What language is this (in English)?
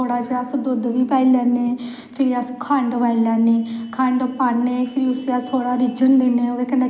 Dogri